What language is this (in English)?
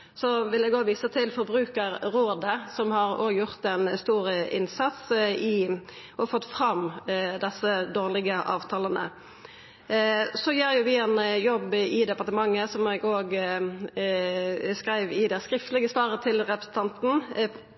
Norwegian Nynorsk